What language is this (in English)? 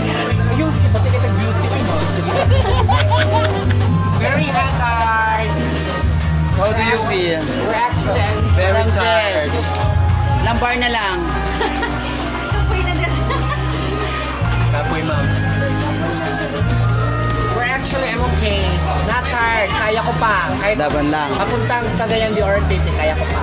Filipino